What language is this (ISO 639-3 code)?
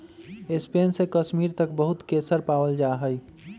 mag